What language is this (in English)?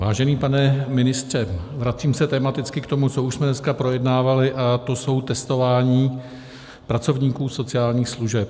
Czech